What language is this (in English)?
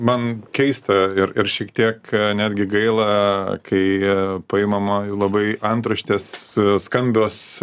Lithuanian